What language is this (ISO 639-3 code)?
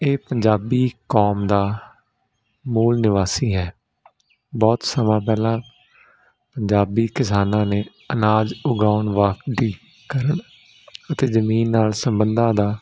pan